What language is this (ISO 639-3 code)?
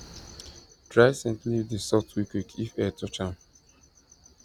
pcm